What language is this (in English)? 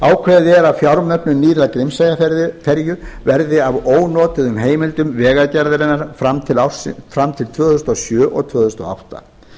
Icelandic